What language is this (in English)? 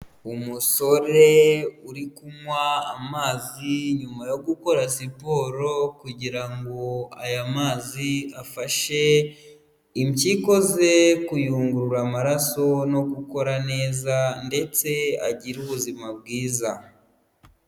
Kinyarwanda